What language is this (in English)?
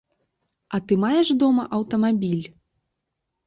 Belarusian